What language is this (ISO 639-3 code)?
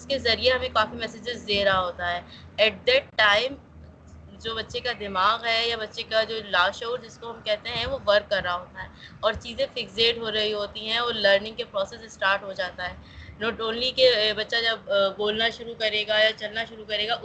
urd